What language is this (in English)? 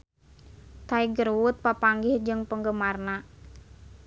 Sundanese